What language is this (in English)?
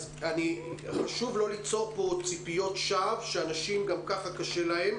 Hebrew